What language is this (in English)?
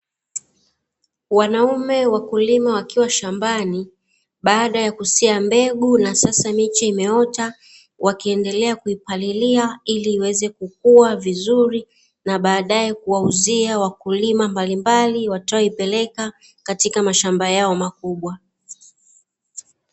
Swahili